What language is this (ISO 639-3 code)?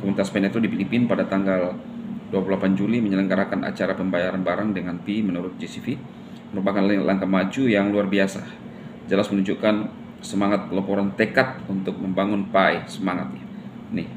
ind